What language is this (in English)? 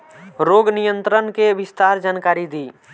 Bhojpuri